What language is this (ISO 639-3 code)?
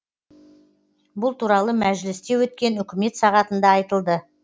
kaz